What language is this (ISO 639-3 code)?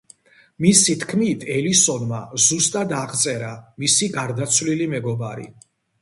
kat